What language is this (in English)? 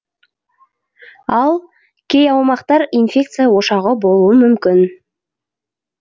Kazakh